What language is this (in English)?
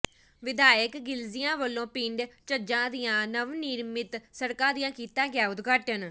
Punjabi